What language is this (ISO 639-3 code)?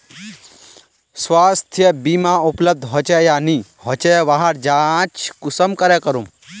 mag